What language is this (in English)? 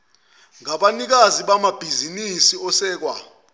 Zulu